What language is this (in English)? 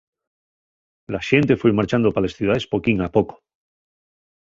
Asturian